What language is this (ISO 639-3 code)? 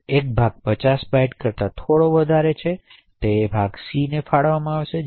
guj